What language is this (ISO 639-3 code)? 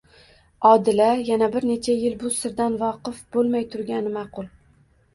uzb